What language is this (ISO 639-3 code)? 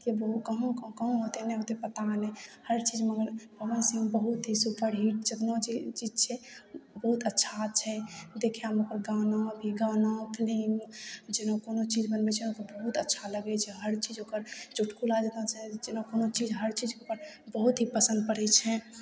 mai